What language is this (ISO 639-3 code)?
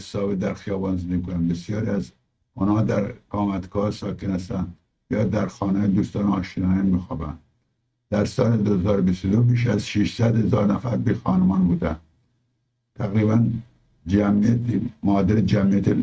fas